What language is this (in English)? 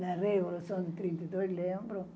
Portuguese